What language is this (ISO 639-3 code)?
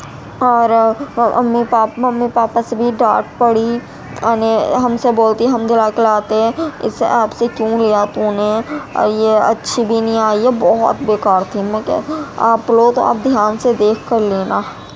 urd